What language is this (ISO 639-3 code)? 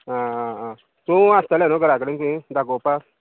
kok